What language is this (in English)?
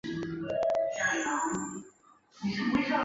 Chinese